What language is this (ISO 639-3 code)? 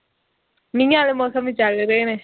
pan